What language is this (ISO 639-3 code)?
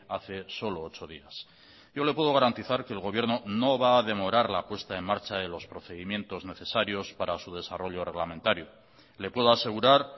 spa